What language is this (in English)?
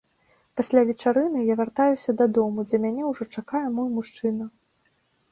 Belarusian